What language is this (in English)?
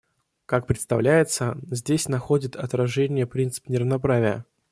Russian